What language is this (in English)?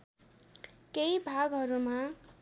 Nepali